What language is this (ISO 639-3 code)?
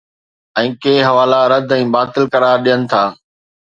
snd